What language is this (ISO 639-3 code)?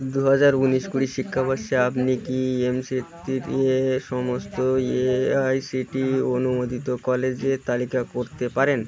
ben